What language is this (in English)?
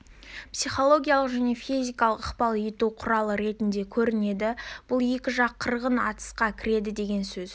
Kazakh